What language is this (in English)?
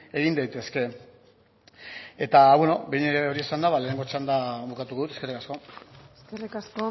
Basque